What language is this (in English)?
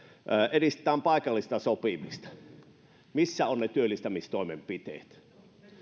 Finnish